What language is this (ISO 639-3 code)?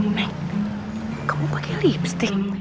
ind